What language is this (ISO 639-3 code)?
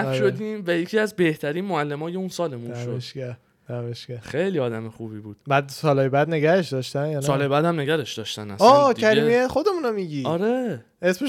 fas